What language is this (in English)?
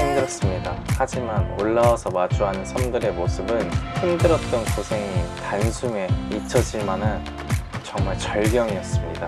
Korean